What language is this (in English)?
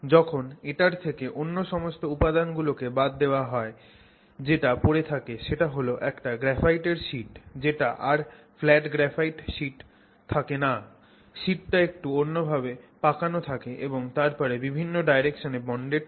Bangla